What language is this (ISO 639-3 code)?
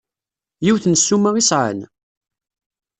kab